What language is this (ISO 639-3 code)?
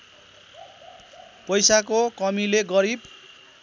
nep